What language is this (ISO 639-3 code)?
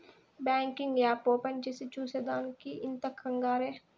tel